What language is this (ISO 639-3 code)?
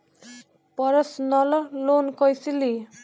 bho